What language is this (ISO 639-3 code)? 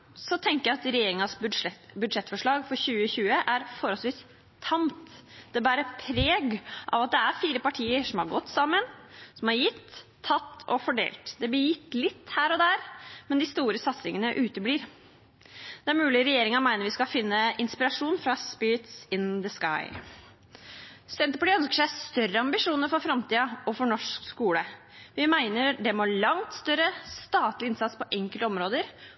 nob